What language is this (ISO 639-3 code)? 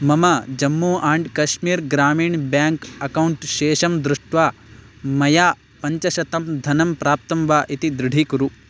san